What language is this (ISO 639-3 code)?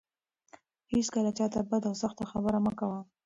pus